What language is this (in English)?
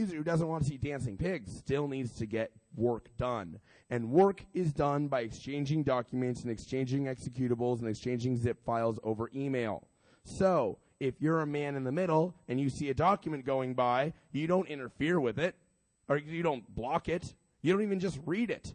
English